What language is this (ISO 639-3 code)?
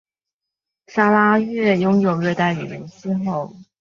zho